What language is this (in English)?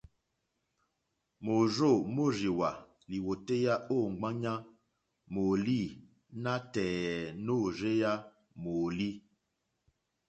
Mokpwe